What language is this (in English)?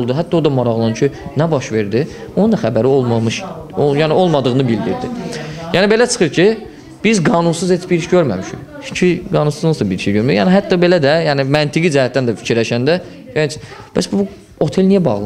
Turkish